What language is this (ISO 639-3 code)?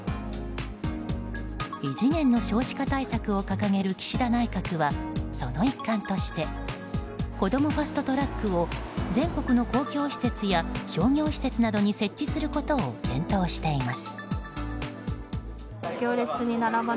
jpn